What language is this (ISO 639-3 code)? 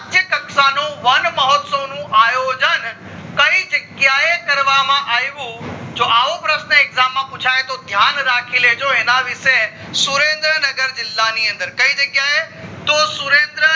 guj